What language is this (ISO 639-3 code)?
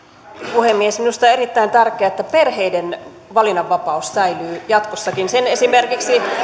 fin